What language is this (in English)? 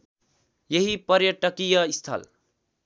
Nepali